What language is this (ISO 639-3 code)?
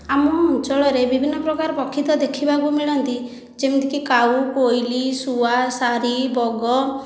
ori